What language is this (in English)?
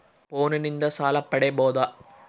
Kannada